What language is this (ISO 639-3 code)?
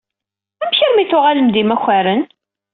kab